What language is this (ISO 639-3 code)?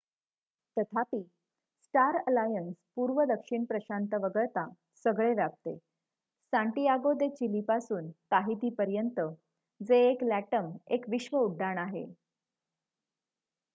mar